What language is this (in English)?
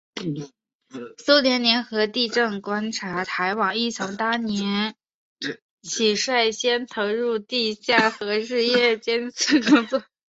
Chinese